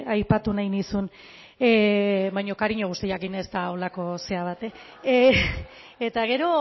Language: Basque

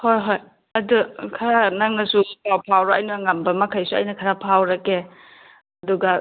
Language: Manipuri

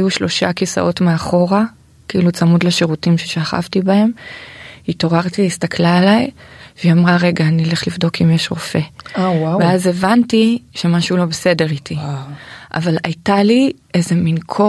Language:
Hebrew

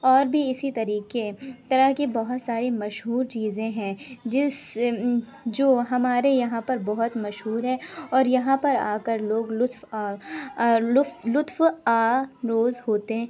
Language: Urdu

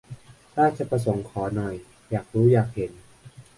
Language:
Thai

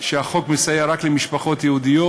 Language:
Hebrew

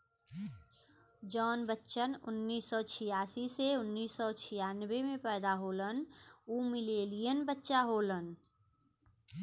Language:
Bhojpuri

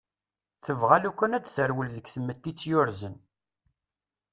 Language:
Kabyle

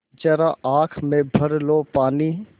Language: Hindi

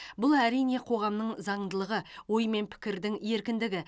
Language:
Kazakh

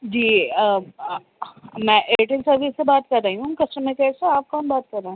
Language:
Urdu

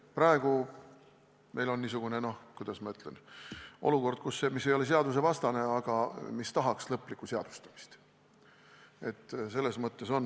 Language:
Estonian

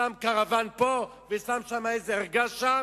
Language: Hebrew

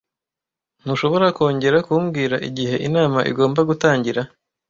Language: Kinyarwanda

